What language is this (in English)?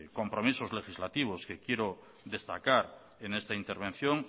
Spanish